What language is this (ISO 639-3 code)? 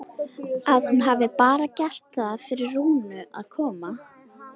isl